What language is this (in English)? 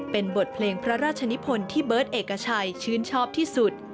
Thai